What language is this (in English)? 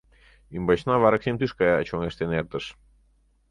Mari